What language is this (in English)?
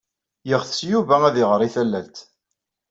Kabyle